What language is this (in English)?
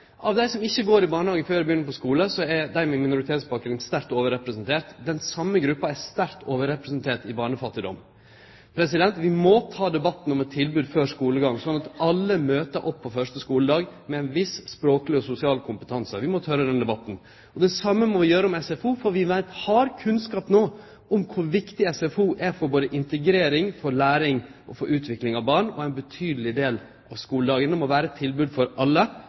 Norwegian Nynorsk